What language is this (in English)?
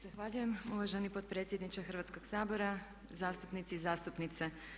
Croatian